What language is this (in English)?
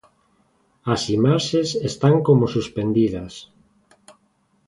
Galician